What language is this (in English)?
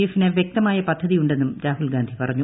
Malayalam